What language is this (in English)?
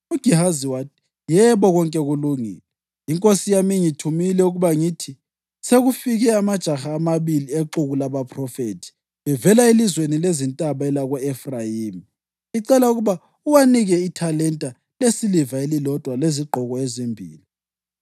North Ndebele